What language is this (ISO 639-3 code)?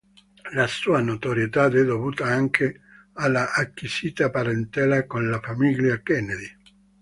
ita